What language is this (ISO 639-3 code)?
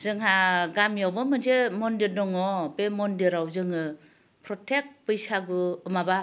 brx